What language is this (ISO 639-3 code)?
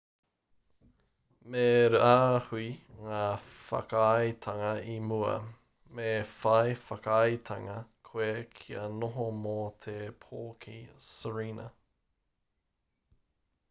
mri